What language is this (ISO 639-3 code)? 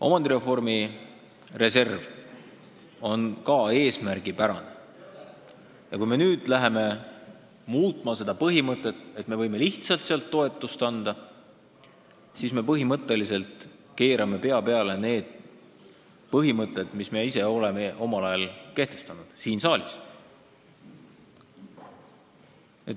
est